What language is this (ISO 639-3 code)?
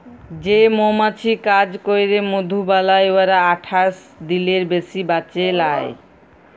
ben